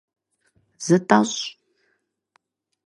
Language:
Kabardian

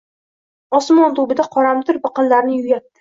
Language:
Uzbek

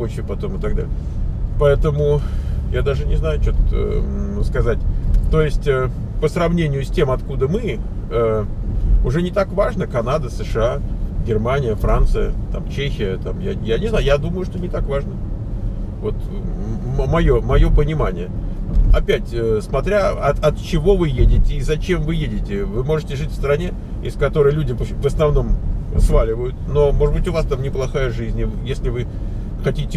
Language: Russian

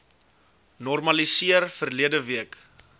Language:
Afrikaans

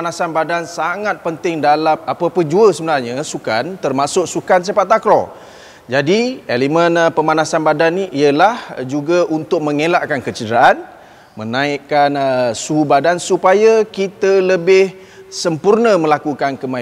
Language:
Malay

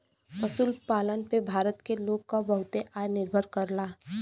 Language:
Bhojpuri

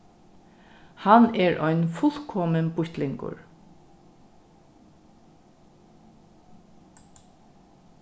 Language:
Faroese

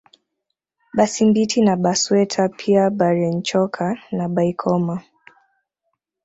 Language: Swahili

